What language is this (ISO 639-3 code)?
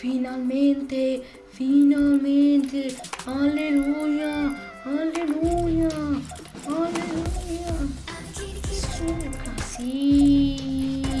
ita